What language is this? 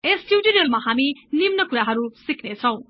Nepali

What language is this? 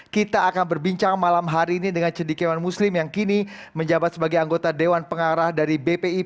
Indonesian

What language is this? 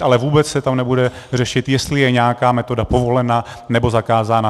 Czech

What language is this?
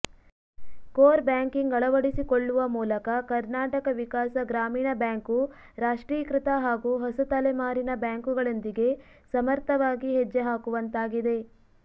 Kannada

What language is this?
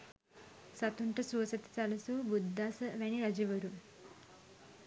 Sinhala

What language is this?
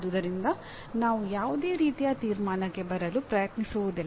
Kannada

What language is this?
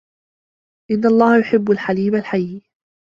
Arabic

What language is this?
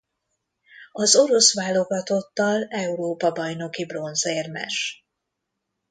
Hungarian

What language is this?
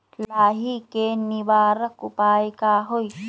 Magahi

